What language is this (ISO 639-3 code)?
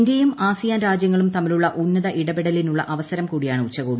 mal